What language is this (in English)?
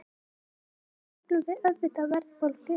Icelandic